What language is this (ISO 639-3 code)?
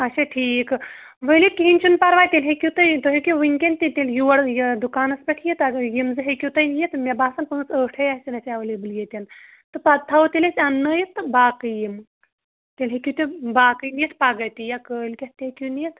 kas